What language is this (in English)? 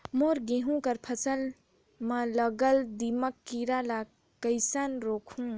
Chhattisgarhi